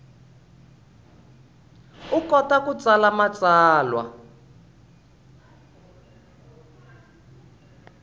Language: Tsonga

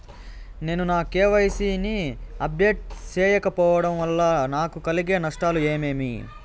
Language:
Telugu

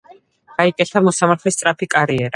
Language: Georgian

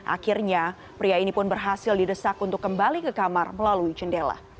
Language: Indonesian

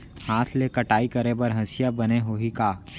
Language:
Chhattisgarhi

